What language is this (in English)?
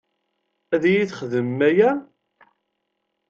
Kabyle